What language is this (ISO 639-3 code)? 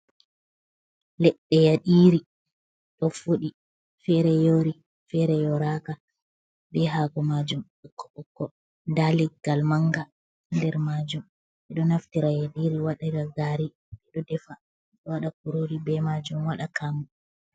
ful